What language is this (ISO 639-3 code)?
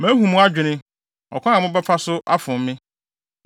aka